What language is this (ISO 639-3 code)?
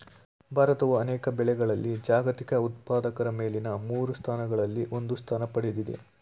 kan